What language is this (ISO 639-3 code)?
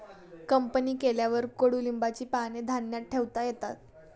mar